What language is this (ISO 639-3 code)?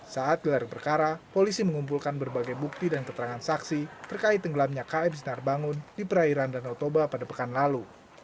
ind